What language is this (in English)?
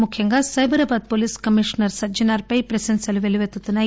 Telugu